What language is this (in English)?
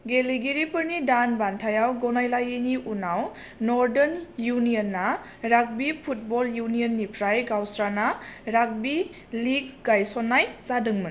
Bodo